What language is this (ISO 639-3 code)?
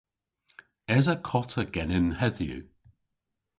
cor